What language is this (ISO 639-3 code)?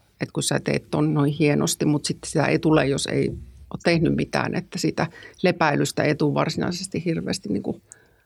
fin